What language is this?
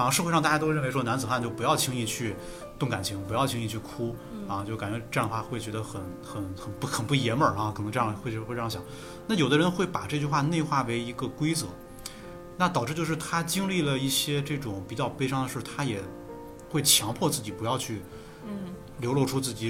Chinese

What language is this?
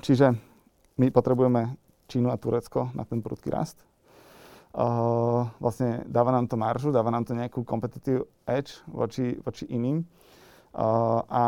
Slovak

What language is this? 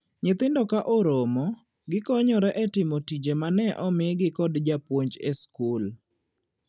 Luo (Kenya and Tanzania)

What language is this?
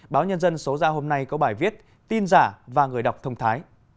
Vietnamese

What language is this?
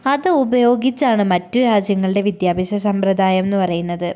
Malayalam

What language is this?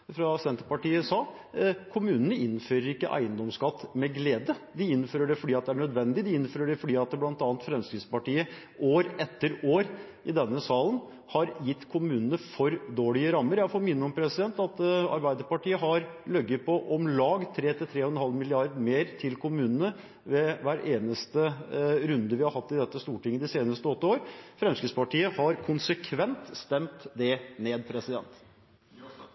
Norwegian Bokmål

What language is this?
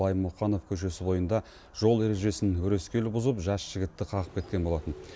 Kazakh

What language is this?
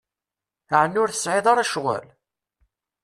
Kabyle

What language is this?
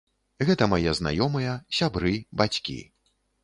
Belarusian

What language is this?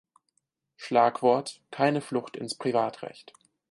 German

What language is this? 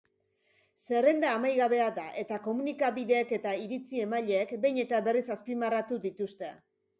Basque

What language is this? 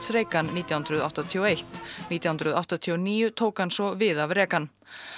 Icelandic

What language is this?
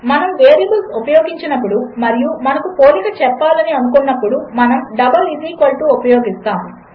Telugu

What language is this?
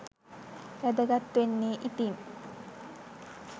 Sinhala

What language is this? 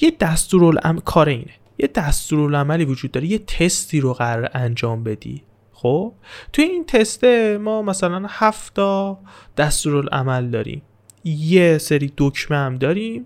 Persian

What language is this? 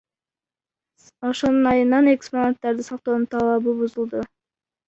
Kyrgyz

